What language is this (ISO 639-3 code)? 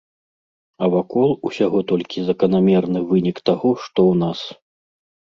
bel